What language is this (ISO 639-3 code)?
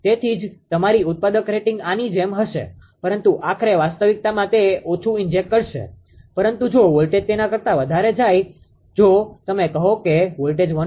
guj